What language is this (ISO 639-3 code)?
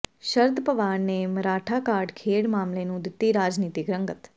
pan